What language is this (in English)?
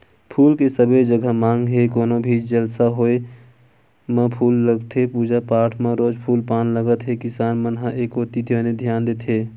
Chhattisgarhi